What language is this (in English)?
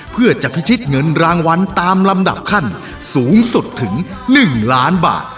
Thai